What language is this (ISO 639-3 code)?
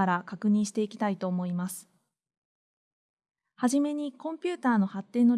jpn